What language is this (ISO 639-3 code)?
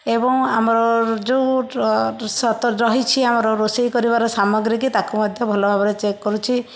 ori